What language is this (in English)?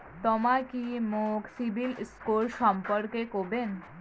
Bangla